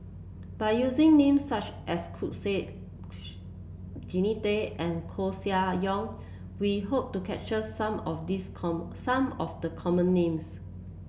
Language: English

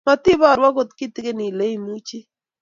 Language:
Kalenjin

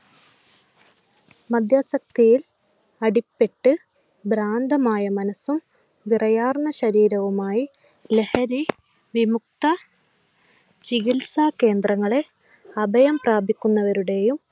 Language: Malayalam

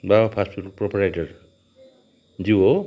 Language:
Nepali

